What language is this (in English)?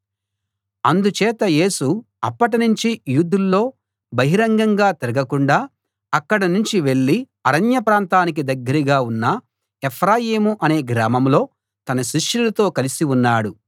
Telugu